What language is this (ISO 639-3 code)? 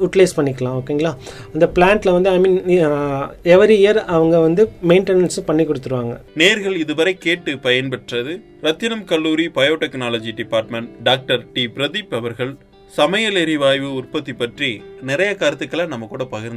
tam